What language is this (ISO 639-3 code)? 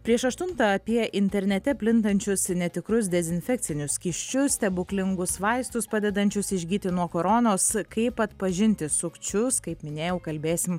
lit